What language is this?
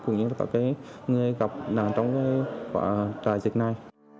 Vietnamese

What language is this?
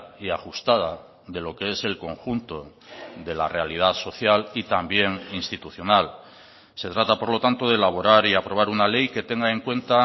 Spanish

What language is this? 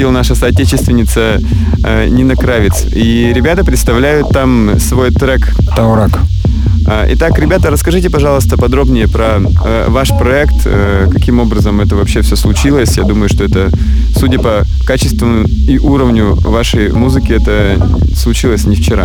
Russian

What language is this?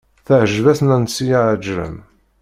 Kabyle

